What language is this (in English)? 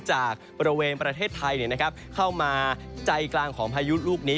Thai